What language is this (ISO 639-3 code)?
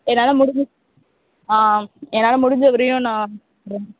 tam